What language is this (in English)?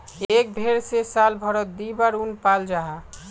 Magahi